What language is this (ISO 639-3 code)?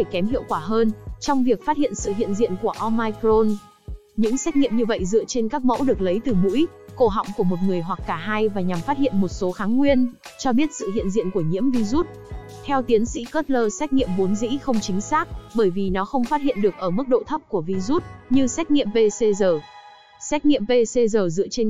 vie